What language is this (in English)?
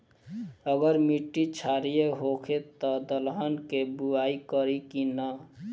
Bhojpuri